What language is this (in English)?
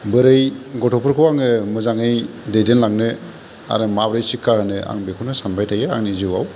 Bodo